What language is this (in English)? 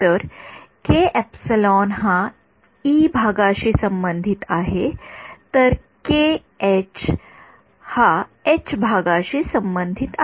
Marathi